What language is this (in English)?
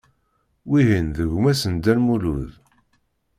Kabyle